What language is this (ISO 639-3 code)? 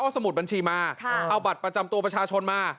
tha